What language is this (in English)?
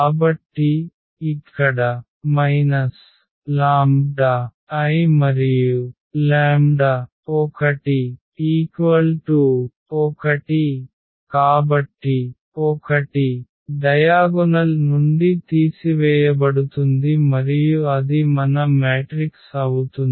Telugu